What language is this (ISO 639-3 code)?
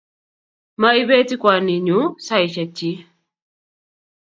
kln